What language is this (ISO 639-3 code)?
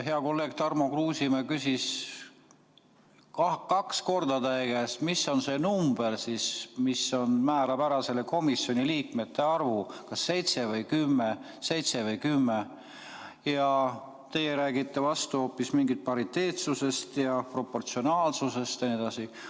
est